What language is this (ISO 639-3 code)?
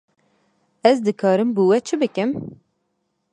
kur